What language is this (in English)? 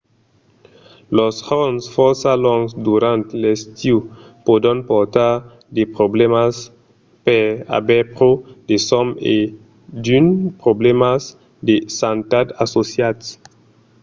Occitan